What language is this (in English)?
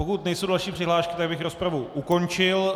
Czech